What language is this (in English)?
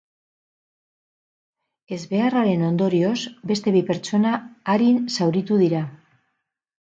Basque